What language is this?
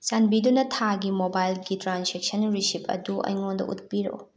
Manipuri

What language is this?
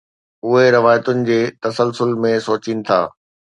Sindhi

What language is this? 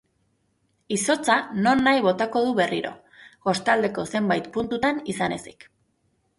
Basque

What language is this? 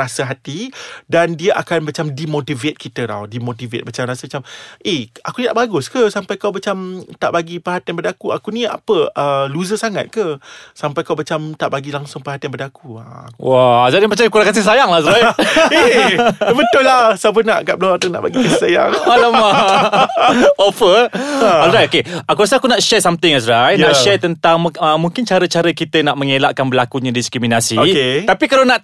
Malay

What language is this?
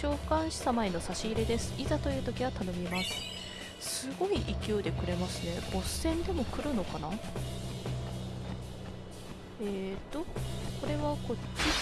Japanese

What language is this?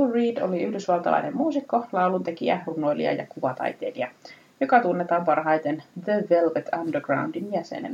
Finnish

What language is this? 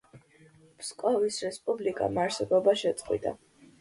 Georgian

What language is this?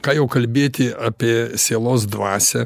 Lithuanian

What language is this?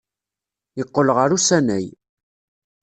Kabyle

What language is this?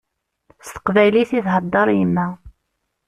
Kabyle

